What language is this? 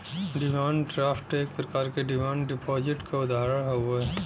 Bhojpuri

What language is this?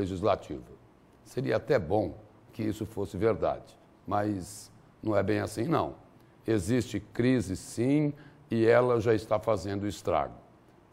Portuguese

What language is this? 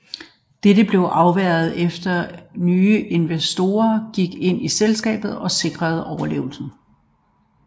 Danish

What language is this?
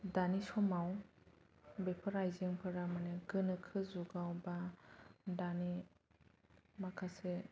Bodo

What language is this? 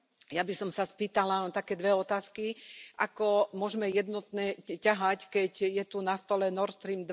Slovak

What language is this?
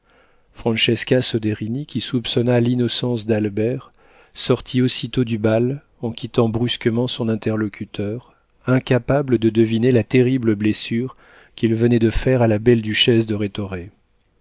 French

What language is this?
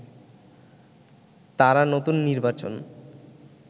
Bangla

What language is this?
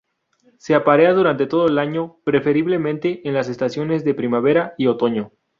Spanish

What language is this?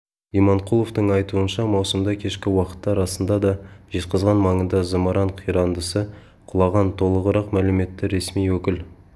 Kazakh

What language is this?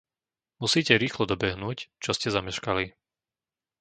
Slovak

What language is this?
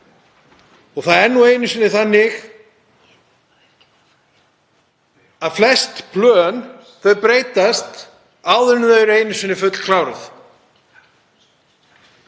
Icelandic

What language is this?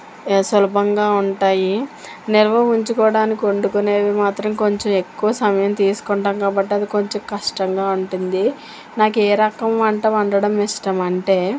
Telugu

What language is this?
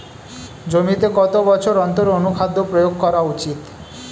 Bangla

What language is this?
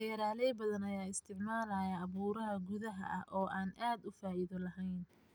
Somali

